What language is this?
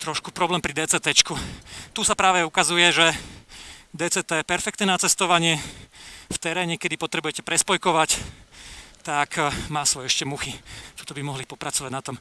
Slovak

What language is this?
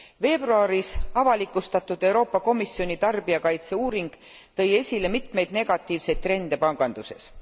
Estonian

